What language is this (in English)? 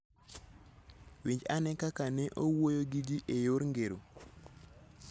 Luo (Kenya and Tanzania)